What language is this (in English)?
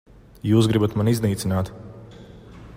Latvian